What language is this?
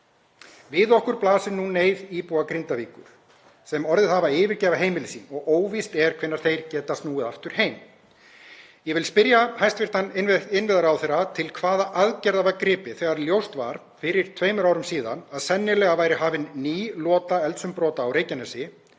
Icelandic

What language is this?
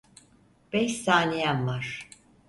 Turkish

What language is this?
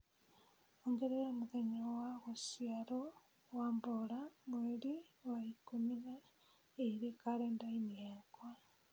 Kikuyu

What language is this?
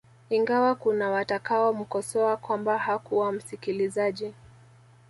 Swahili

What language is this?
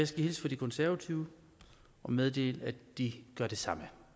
Danish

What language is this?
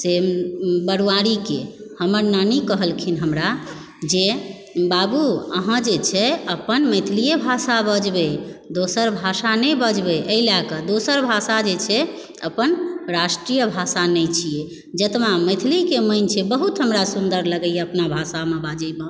Maithili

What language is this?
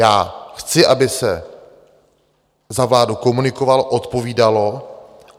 Czech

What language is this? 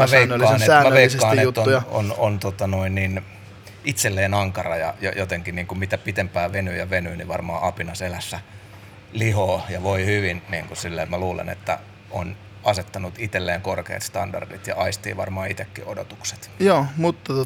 Finnish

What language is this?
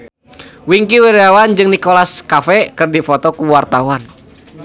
Sundanese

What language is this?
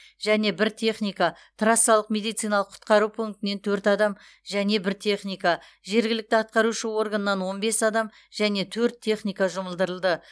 Kazakh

